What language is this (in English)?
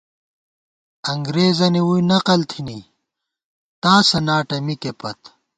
Gawar-Bati